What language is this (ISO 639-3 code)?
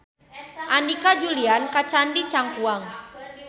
sun